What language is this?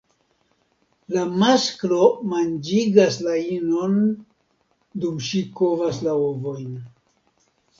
Esperanto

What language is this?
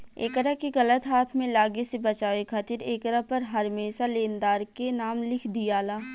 Bhojpuri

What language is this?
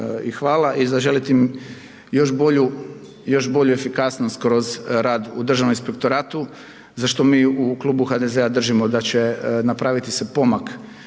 Croatian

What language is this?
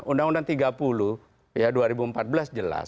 Indonesian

